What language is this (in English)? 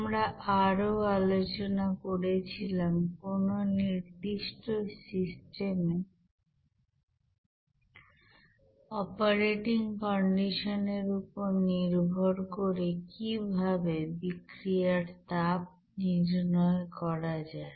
Bangla